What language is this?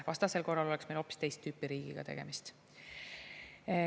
Estonian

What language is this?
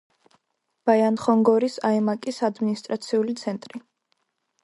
Georgian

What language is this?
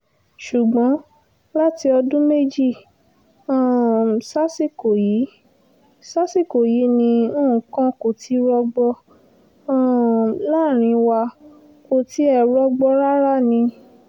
Yoruba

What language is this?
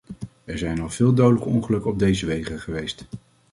Dutch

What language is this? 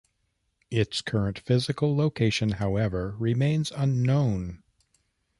English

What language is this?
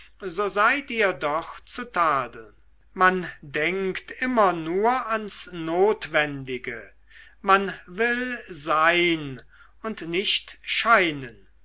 German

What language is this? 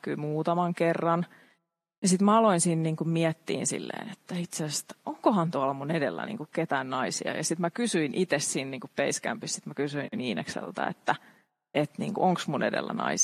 Finnish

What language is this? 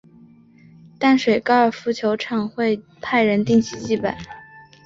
Chinese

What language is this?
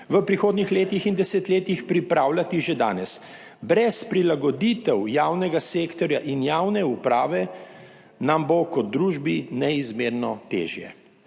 Slovenian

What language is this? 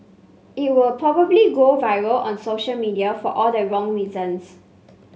English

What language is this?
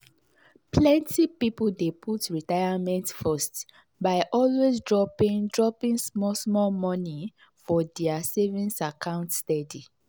Nigerian Pidgin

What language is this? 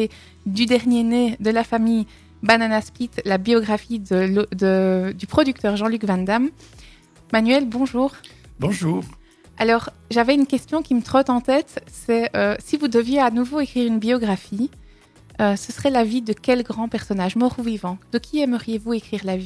French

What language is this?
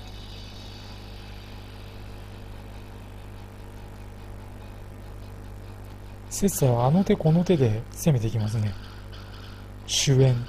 Japanese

